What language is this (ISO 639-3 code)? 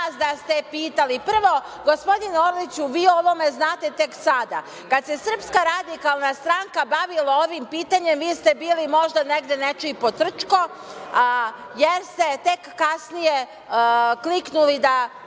srp